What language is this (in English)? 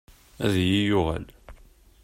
Kabyle